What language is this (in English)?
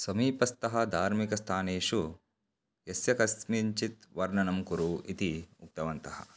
Sanskrit